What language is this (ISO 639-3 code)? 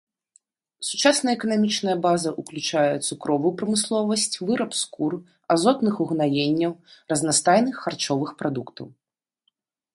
bel